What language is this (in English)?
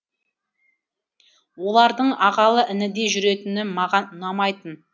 Kazakh